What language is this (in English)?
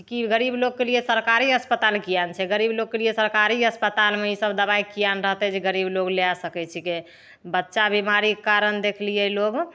Maithili